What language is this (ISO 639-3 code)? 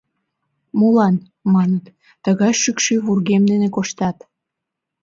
chm